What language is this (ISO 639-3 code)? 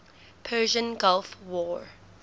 eng